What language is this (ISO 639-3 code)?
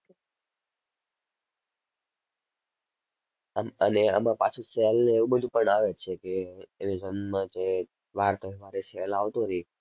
guj